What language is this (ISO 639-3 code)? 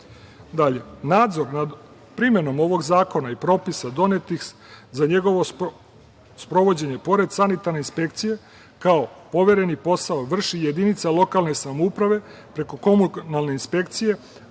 srp